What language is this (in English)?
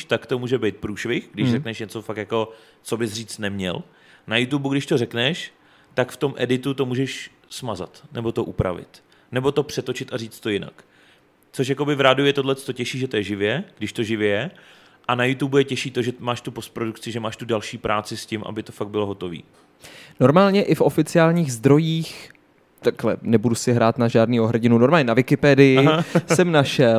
Czech